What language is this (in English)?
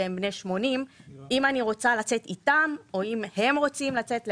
Hebrew